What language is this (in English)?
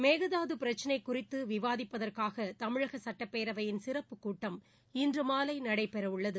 Tamil